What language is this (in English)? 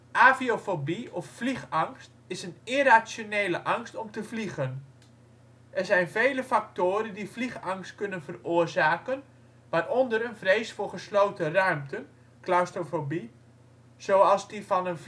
Dutch